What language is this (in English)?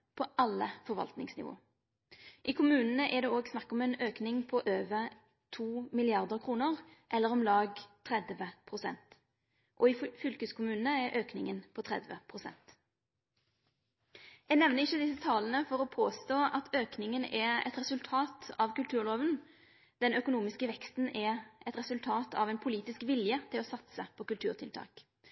Norwegian Nynorsk